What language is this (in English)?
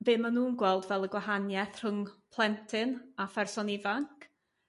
Welsh